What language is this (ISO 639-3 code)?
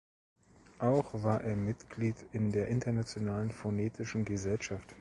deu